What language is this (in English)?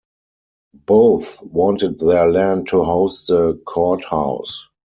English